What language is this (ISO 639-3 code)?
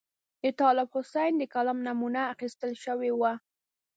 pus